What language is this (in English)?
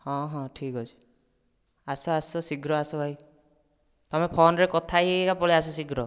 Odia